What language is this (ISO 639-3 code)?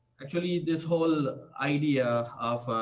eng